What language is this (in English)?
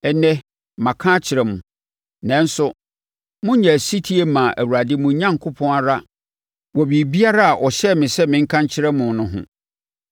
Akan